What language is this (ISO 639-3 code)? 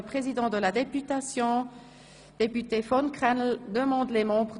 gsw